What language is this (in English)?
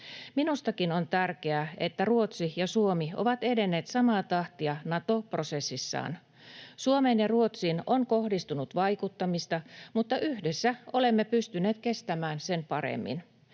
Finnish